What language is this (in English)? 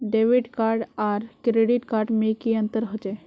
Magahi